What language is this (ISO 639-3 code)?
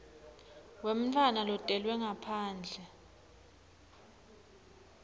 ssw